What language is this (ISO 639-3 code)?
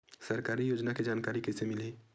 hne